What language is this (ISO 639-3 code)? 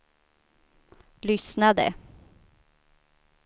swe